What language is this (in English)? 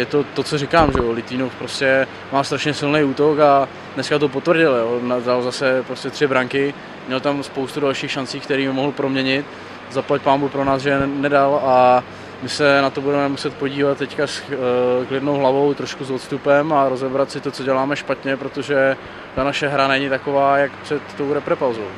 Czech